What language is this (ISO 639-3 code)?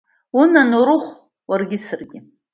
abk